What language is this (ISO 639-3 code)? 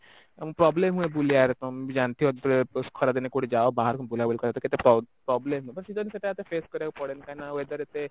ori